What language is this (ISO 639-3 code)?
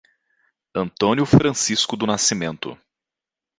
por